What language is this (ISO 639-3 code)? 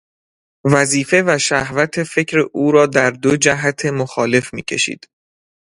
fas